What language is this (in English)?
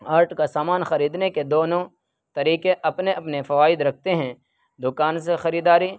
Urdu